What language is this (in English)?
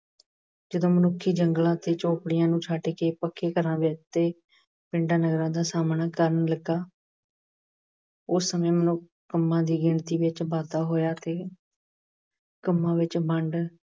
Punjabi